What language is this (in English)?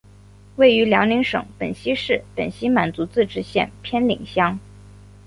Chinese